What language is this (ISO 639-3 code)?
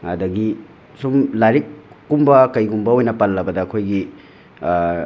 mni